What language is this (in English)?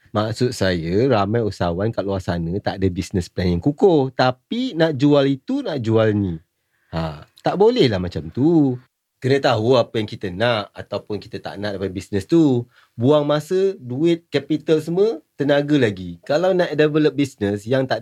Malay